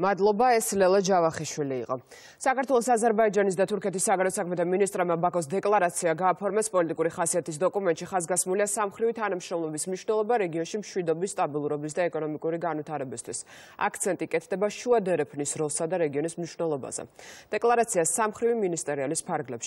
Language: Romanian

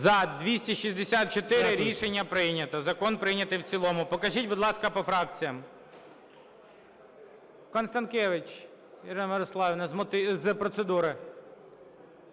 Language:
Ukrainian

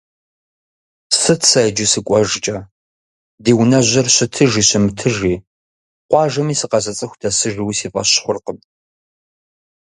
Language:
Kabardian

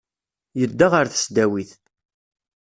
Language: Kabyle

